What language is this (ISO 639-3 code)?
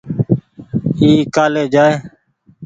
gig